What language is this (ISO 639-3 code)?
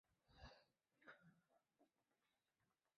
zho